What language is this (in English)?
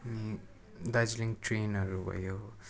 Nepali